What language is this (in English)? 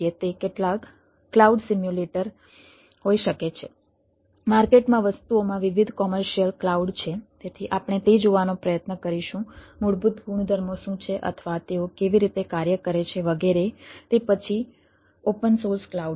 Gujarati